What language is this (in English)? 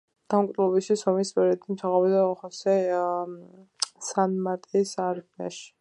Georgian